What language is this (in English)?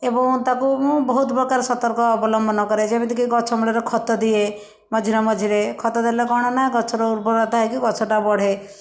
Odia